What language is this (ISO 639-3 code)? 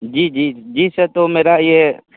hin